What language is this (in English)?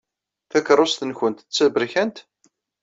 Kabyle